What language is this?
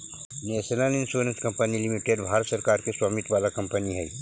Magahi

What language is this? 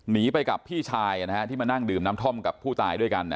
Thai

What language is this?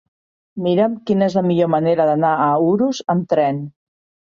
Catalan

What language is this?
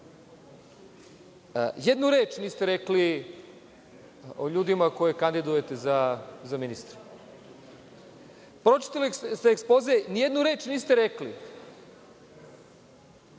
Serbian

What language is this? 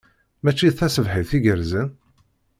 Kabyle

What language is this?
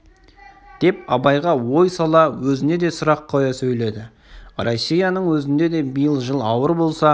Kazakh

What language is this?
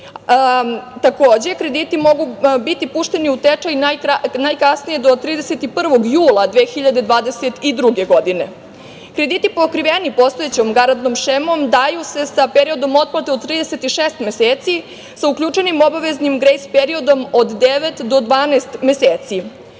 Serbian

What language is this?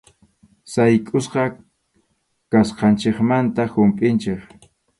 Arequipa-La Unión Quechua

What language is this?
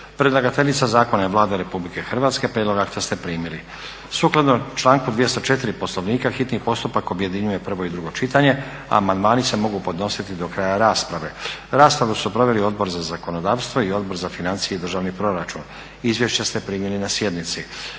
Croatian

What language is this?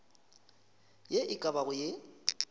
Northern Sotho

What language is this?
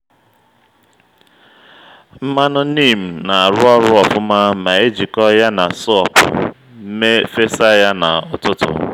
Igbo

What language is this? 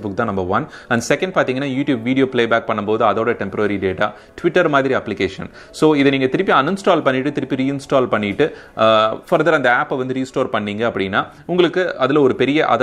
Dutch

